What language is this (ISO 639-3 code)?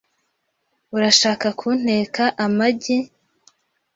kin